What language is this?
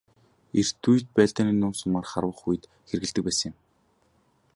Mongolian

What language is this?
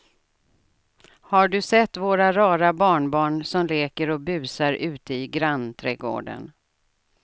Swedish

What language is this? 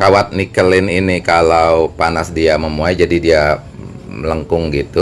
Indonesian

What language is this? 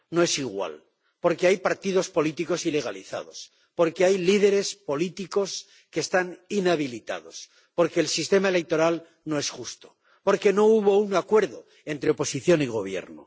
Spanish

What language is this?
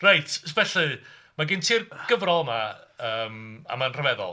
Welsh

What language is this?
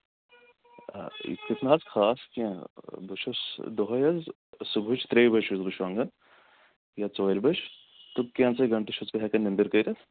Kashmiri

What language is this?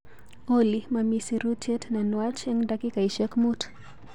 Kalenjin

